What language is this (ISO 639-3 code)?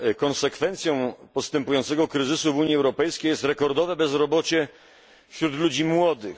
pol